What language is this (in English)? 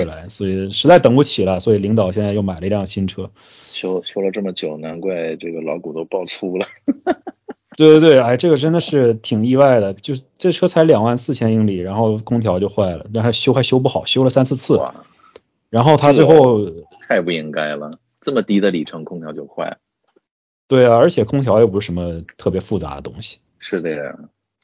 Chinese